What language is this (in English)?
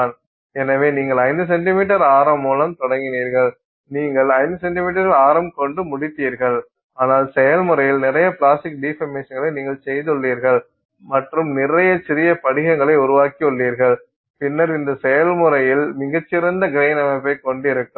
Tamil